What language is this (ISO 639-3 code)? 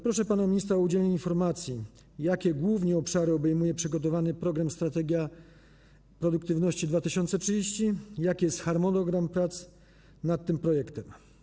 pol